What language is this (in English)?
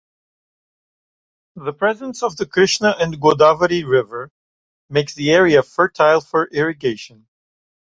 English